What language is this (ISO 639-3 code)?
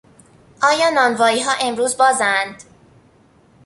fas